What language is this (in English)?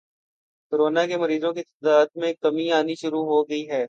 Urdu